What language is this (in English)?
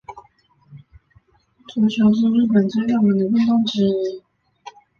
Chinese